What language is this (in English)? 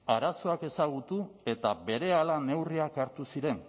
Basque